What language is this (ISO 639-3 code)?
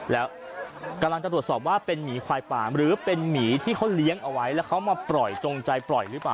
tha